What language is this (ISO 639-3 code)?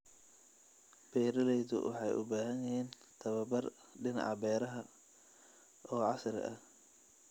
som